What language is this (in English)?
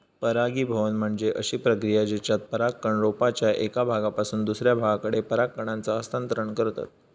Marathi